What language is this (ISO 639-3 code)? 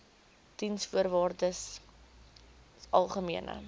afr